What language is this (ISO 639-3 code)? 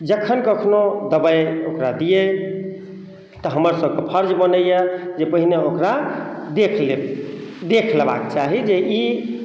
mai